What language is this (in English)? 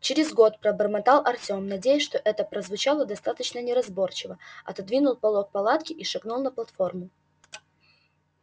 Russian